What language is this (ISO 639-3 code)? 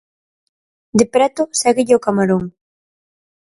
glg